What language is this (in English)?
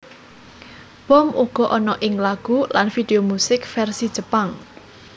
Javanese